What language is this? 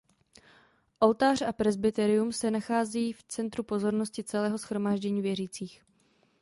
Czech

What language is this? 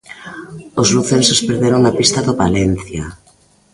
Galician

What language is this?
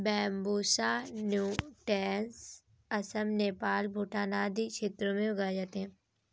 Hindi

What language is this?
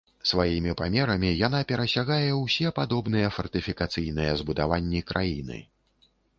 Belarusian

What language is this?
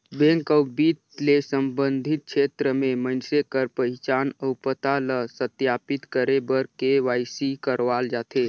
Chhattisgarhi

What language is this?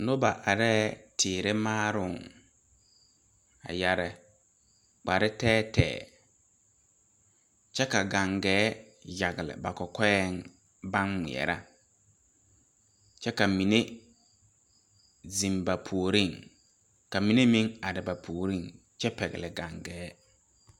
Southern Dagaare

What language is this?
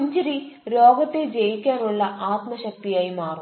Malayalam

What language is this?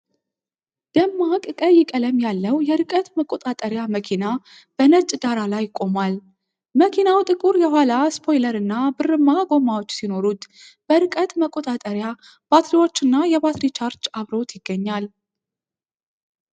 Amharic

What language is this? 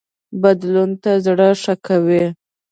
Pashto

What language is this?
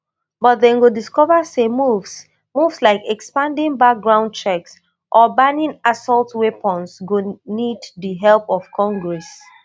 Nigerian Pidgin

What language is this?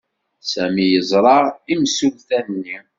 Kabyle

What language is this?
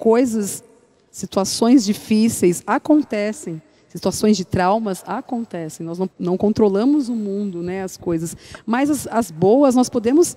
Portuguese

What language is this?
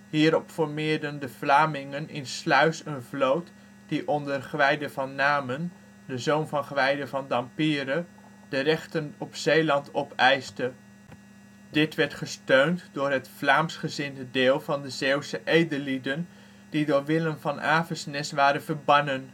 Dutch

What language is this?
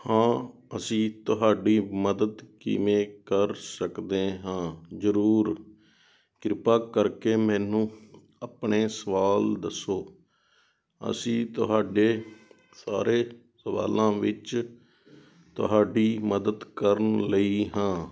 Punjabi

